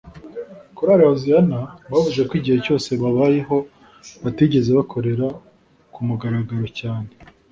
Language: Kinyarwanda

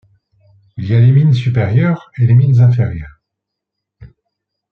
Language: French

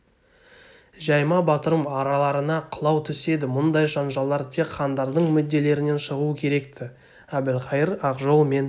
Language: Kazakh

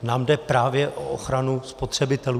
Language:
Czech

